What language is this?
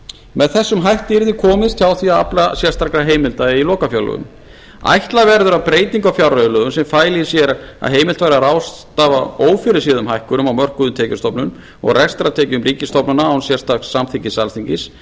Icelandic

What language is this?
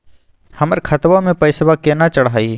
Magahi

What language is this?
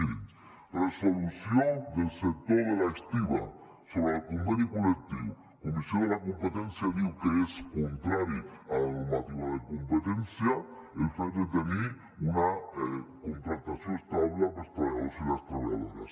Catalan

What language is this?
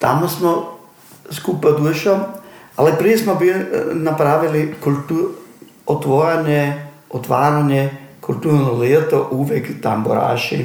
Croatian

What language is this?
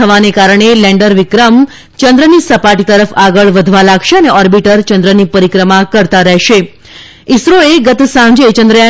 Gujarati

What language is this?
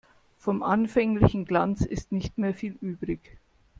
German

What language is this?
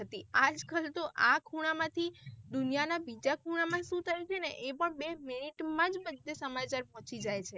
Gujarati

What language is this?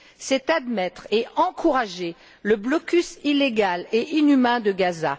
French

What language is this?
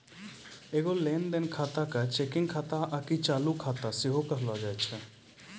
Maithili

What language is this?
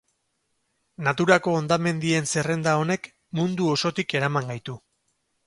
Basque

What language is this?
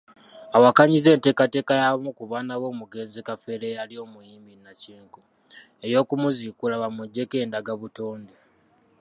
Ganda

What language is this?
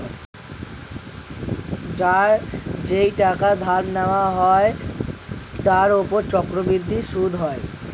Bangla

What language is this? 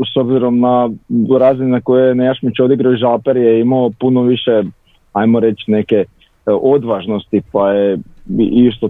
Croatian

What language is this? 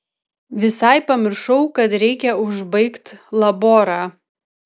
Lithuanian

